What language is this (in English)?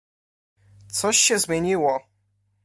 Polish